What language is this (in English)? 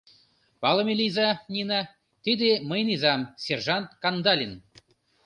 Mari